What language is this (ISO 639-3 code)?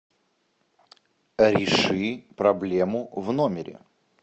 rus